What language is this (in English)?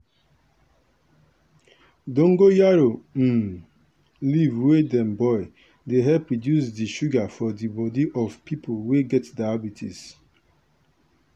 Nigerian Pidgin